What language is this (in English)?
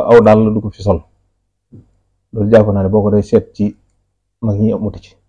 Arabic